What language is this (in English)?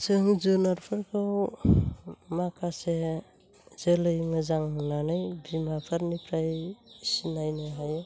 Bodo